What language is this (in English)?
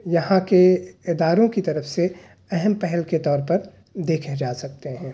Urdu